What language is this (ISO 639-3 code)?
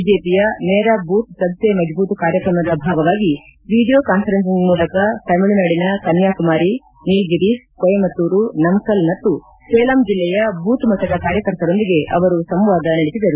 kan